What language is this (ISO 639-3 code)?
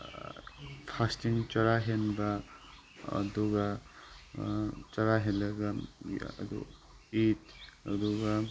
mni